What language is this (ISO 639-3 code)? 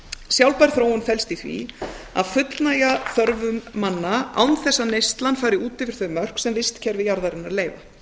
isl